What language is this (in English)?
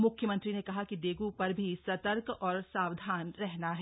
Hindi